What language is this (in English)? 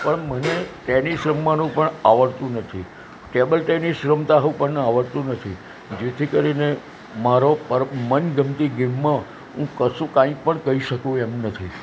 Gujarati